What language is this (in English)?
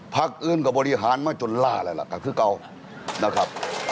Thai